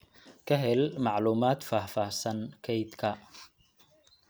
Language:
Somali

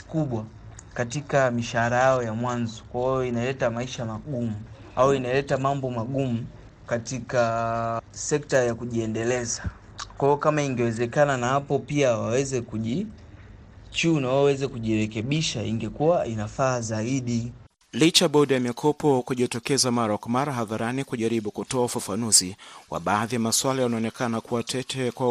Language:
Swahili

